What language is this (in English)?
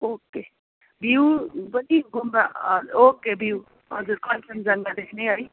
Nepali